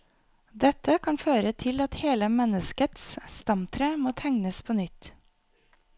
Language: Norwegian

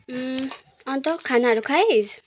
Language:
Nepali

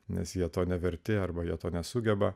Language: Lithuanian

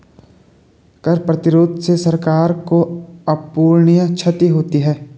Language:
Hindi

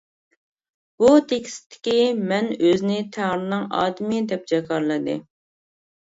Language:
Uyghur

